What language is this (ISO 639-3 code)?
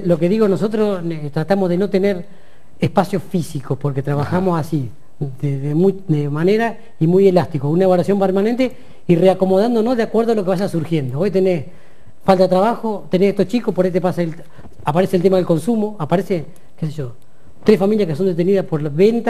spa